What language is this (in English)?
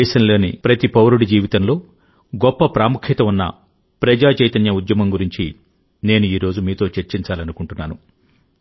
Telugu